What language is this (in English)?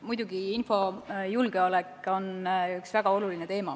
Estonian